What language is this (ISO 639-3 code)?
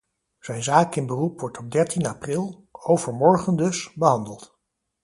nld